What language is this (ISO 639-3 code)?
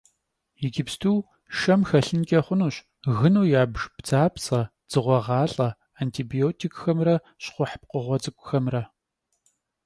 kbd